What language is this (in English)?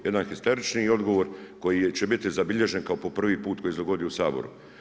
Croatian